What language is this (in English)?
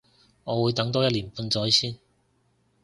Cantonese